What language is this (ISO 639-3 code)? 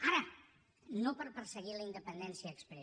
cat